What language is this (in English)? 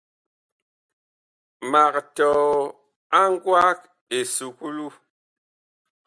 Bakoko